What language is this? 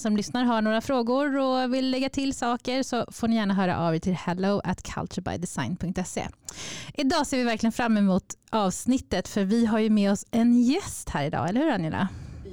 Swedish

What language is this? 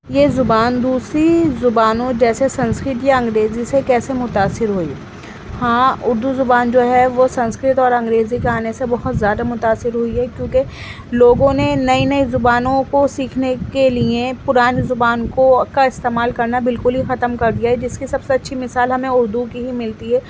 Urdu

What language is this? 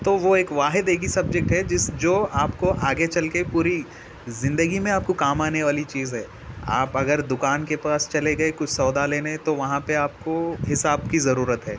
Urdu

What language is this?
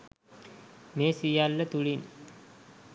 Sinhala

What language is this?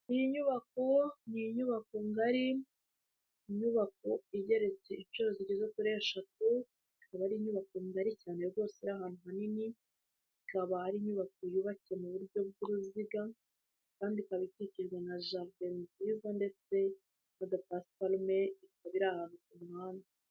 Kinyarwanda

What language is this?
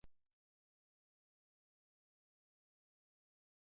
Basque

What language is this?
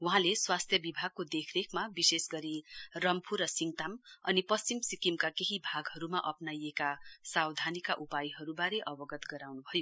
Nepali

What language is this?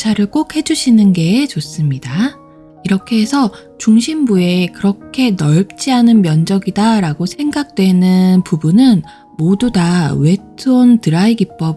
Korean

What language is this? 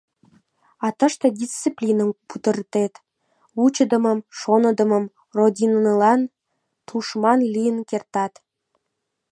Mari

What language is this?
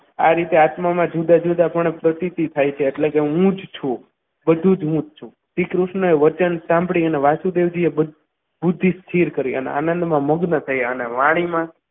Gujarati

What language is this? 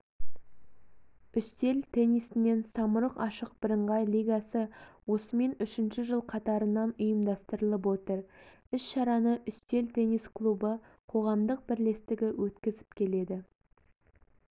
Kazakh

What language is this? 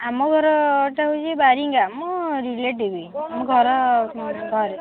Odia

